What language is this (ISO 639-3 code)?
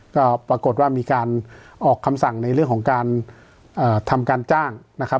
tha